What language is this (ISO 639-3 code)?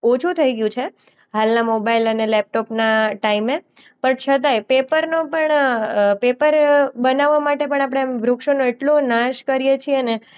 guj